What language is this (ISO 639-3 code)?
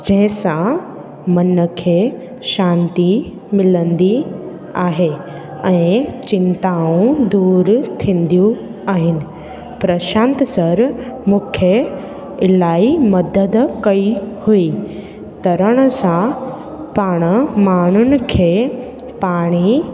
snd